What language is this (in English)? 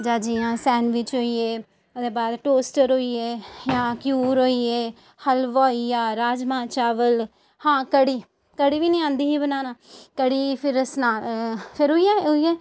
Dogri